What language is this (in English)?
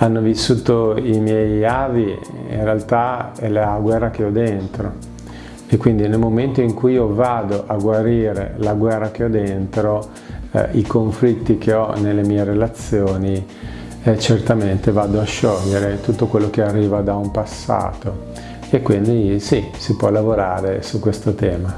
Italian